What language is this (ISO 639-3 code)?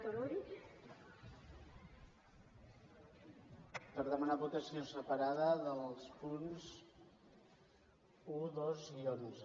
cat